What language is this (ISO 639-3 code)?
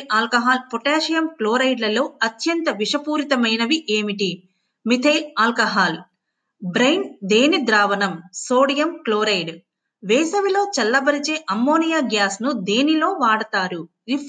tel